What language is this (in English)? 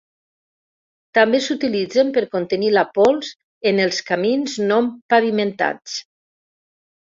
Catalan